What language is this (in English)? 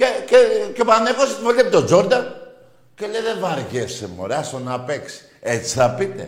Greek